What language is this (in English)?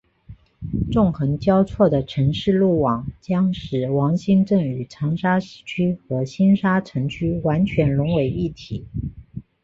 Chinese